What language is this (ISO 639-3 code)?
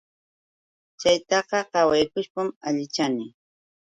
qux